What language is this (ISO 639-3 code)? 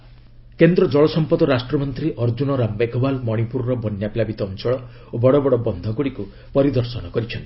ori